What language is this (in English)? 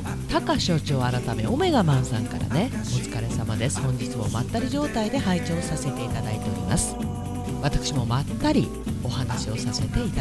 Japanese